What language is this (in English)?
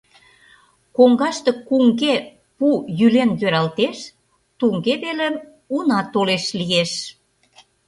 Mari